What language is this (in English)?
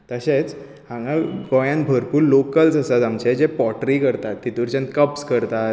Konkani